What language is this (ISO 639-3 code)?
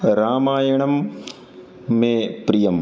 san